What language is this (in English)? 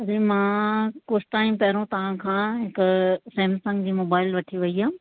Sindhi